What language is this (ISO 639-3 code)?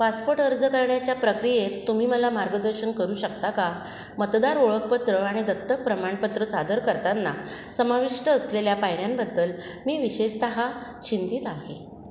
mar